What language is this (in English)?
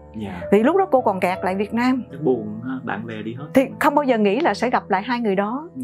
Vietnamese